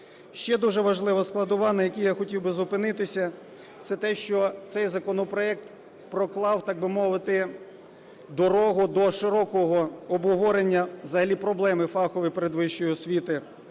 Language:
Ukrainian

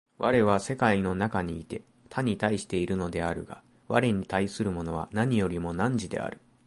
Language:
Japanese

